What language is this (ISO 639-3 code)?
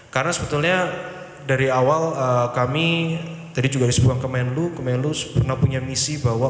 ind